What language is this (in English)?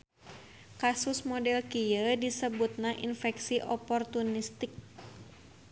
Sundanese